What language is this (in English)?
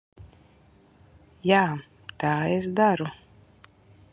Latvian